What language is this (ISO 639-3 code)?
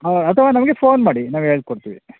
kan